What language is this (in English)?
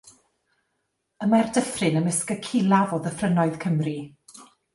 Welsh